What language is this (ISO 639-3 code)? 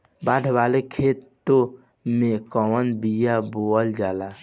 bho